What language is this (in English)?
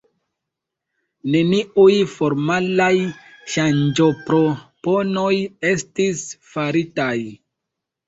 Esperanto